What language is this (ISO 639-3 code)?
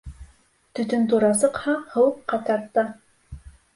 bak